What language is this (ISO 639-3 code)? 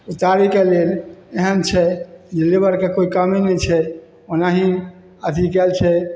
mai